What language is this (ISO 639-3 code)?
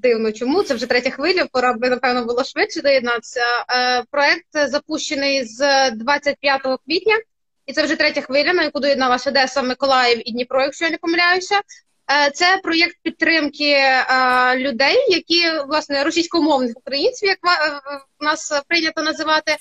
ukr